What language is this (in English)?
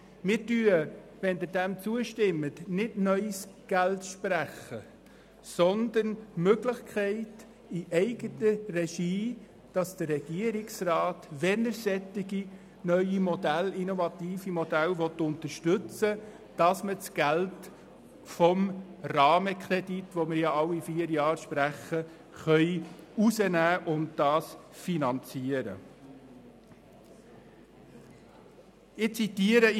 Swiss German